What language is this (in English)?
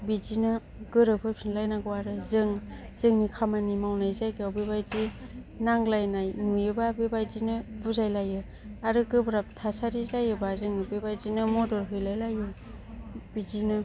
Bodo